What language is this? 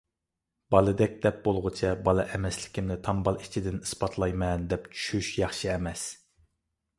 Uyghur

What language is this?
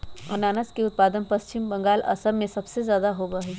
Magahi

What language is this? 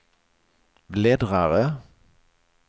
Swedish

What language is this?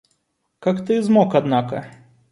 Russian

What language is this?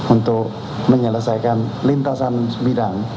Indonesian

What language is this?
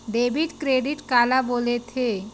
Chhattisgarhi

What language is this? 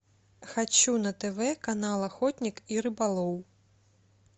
Russian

